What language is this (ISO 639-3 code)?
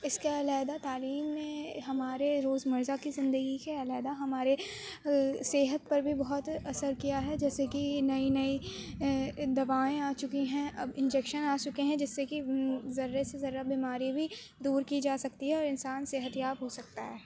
urd